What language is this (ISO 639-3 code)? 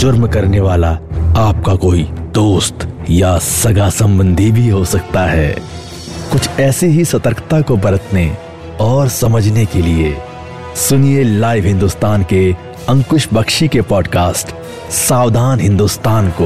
hin